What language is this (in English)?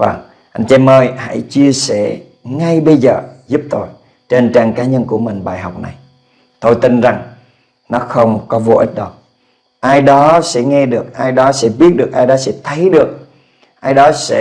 Vietnamese